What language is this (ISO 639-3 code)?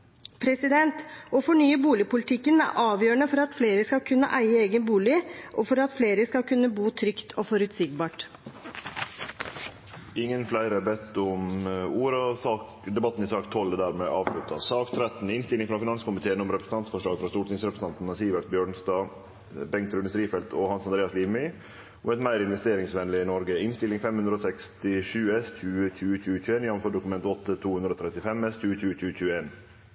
nor